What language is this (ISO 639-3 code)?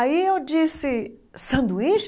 por